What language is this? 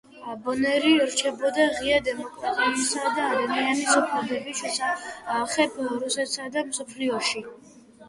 Georgian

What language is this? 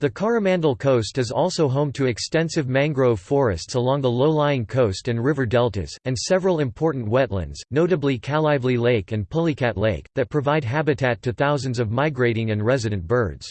English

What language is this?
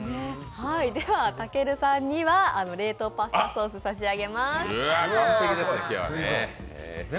Japanese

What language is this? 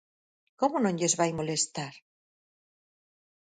Galician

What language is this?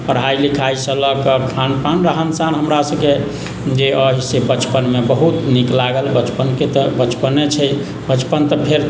Maithili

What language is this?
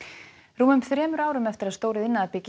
Icelandic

